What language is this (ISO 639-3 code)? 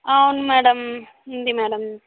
tel